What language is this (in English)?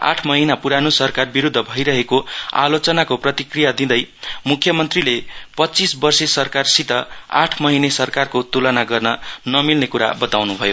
Nepali